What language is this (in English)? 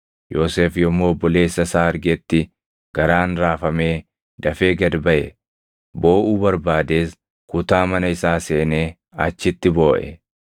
Oromo